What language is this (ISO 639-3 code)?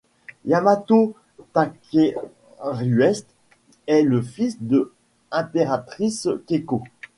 fra